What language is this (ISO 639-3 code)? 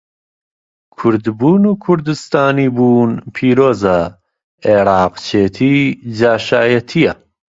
ckb